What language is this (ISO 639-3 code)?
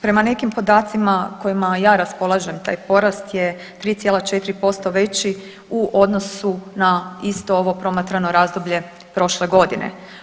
hrv